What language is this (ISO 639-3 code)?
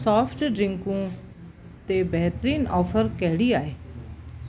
snd